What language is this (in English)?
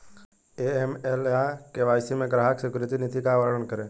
Hindi